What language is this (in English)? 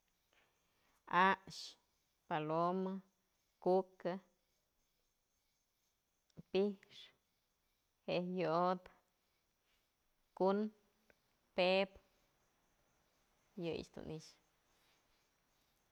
Mazatlán Mixe